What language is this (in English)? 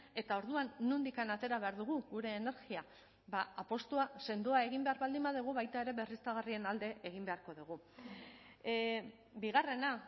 Basque